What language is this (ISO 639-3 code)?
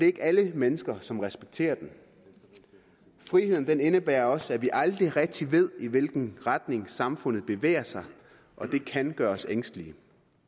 dan